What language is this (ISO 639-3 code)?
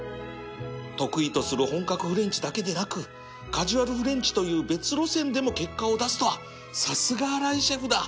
jpn